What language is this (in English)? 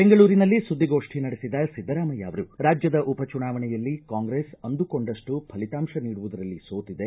Kannada